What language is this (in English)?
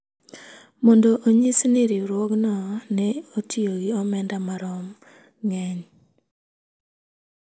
Luo (Kenya and Tanzania)